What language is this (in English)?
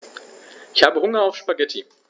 German